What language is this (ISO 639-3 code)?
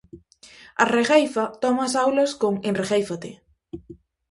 glg